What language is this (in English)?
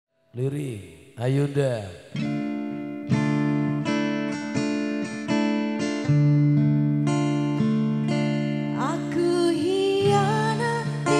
Indonesian